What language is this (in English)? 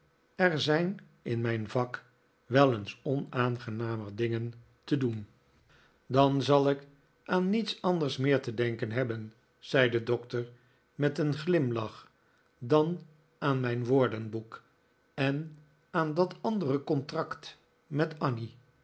Dutch